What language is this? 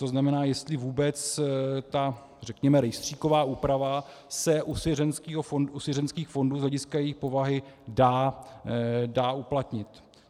Czech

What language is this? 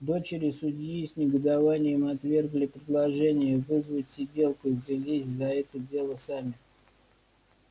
Russian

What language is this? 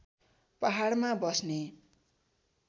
Nepali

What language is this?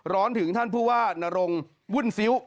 Thai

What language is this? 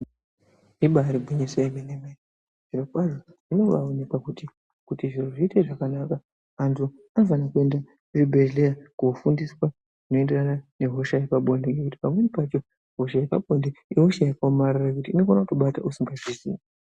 Ndau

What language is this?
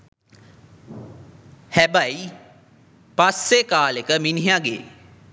Sinhala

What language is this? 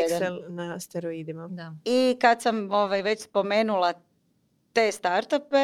Croatian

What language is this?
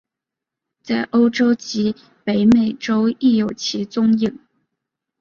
Chinese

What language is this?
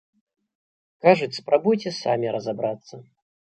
Belarusian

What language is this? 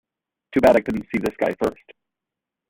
English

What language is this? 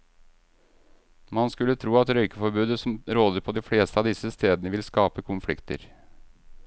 Norwegian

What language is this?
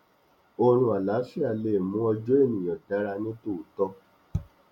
Yoruba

